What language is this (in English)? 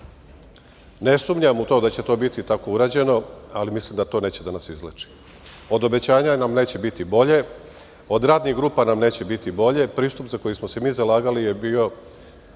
Serbian